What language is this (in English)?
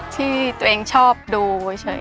Thai